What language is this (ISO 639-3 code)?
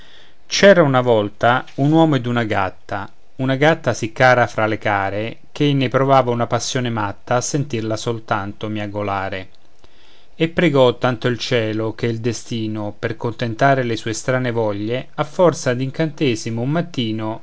ita